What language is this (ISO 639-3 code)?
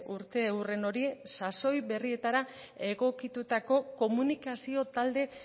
eus